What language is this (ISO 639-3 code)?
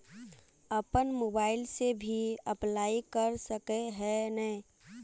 mag